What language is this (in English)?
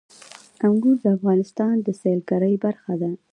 Pashto